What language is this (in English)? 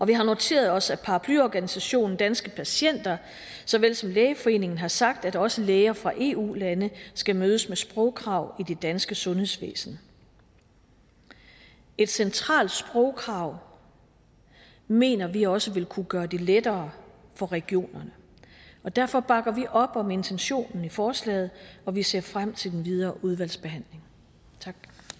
Danish